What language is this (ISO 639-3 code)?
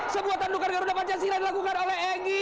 ind